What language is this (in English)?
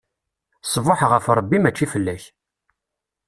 Kabyle